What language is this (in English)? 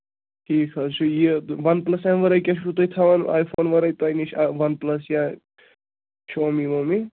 Kashmiri